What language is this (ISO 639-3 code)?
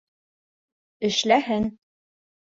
bak